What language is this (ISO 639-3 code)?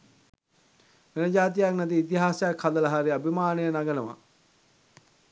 sin